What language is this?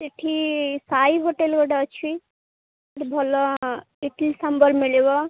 Odia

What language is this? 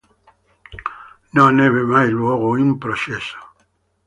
Italian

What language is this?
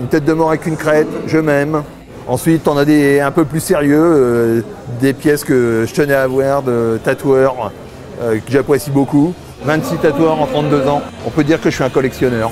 French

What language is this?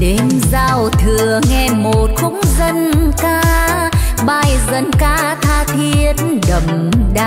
Vietnamese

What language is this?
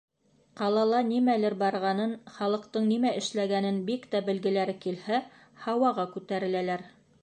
Bashkir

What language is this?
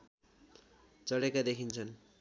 Nepali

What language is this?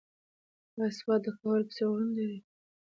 Pashto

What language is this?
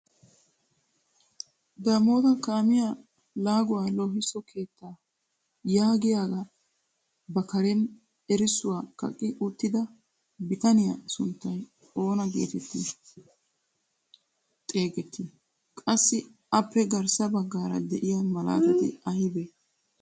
Wolaytta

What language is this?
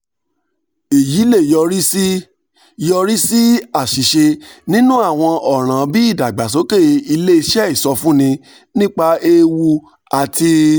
Yoruba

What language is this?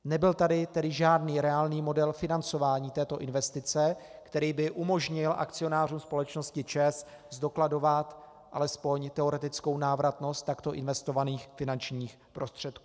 Czech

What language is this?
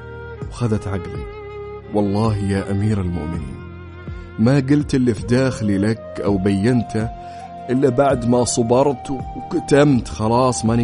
Arabic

